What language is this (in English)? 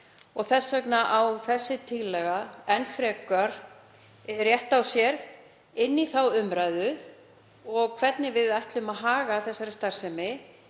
Icelandic